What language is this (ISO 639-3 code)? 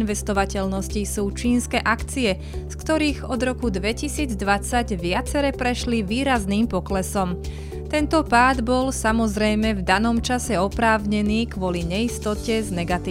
slk